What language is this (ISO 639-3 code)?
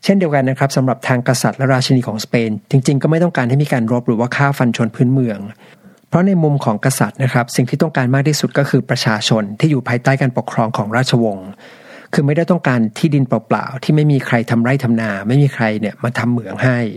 tha